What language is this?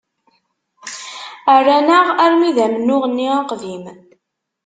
Kabyle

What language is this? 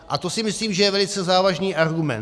Czech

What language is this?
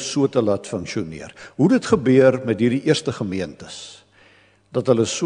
Dutch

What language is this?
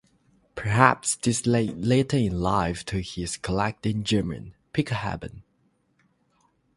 English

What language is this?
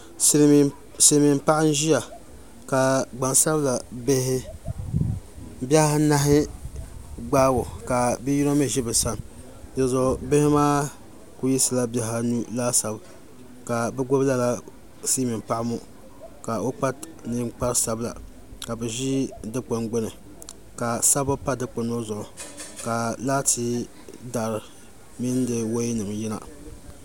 Dagbani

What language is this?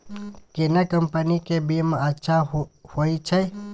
Maithili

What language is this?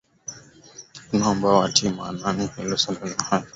Swahili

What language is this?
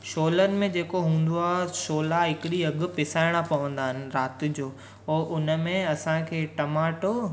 Sindhi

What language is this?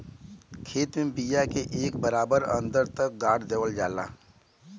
Bhojpuri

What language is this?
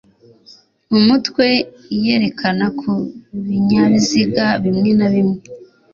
Kinyarwanda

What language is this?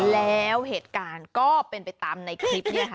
Thai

